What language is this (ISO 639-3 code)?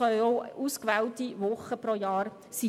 gsw